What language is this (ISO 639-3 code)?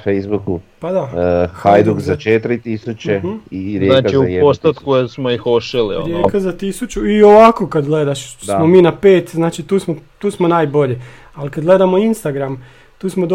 hrv